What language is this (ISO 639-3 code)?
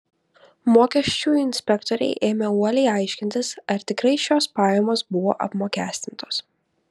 lit